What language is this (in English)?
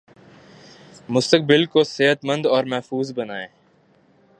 Urdu